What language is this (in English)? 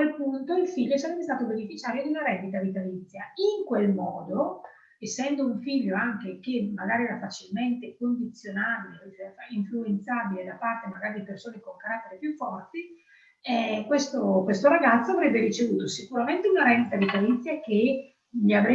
Italian